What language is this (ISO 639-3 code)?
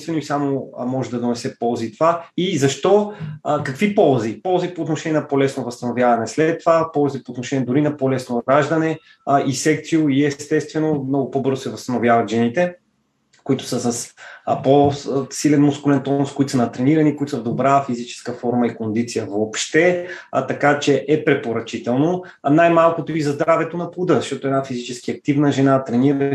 bul